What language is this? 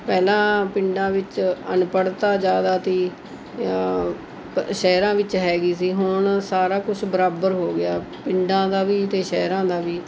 Punjabi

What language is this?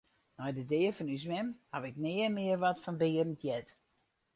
Western Frisian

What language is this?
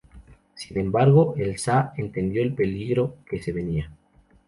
Spanish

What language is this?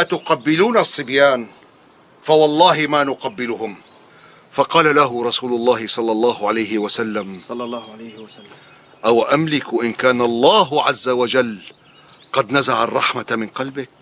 Arabic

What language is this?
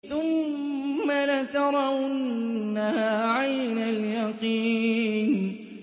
Arabic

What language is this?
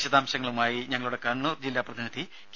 Malayalam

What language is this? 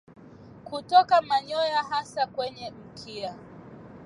Swahili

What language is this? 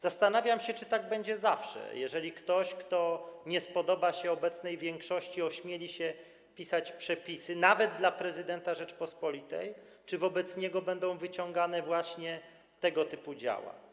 Polish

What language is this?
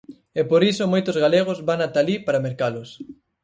Galician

